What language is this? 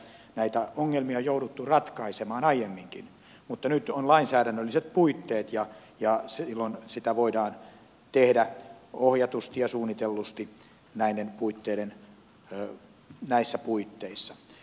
Finnish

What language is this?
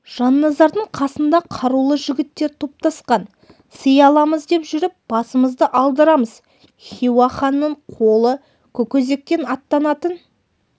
Kazakh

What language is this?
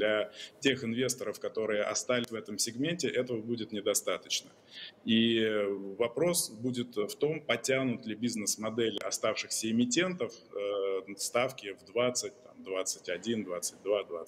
Russian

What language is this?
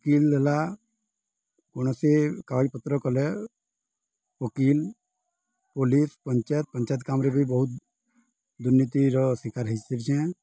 Odia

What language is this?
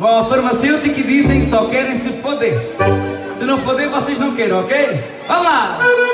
Portuguese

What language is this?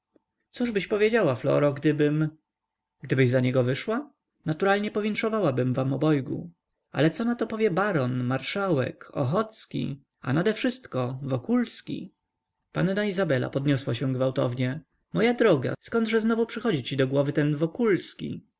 Polish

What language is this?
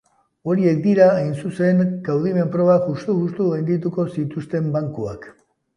Basque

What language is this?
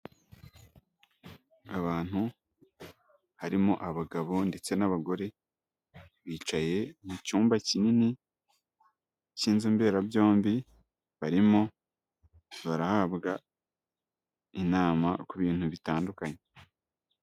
Kinyarwanda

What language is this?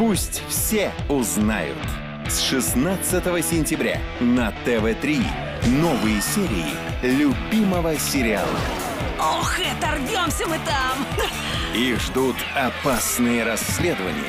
Russian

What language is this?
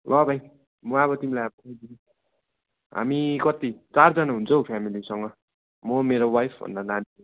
Nepali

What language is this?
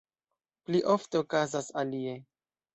Esperanto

